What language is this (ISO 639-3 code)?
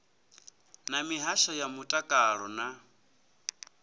ven